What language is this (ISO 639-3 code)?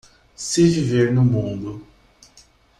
por